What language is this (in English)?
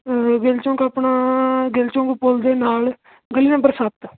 Punjabi